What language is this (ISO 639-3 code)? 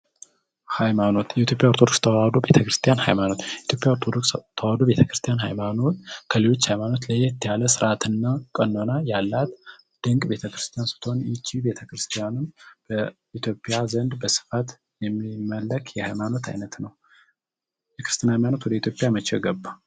amh